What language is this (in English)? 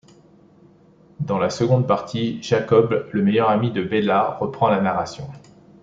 French